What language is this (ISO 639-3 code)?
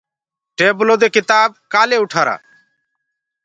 ggg